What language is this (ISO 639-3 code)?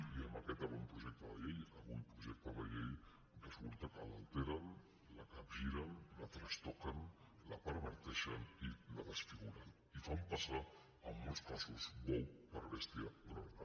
cat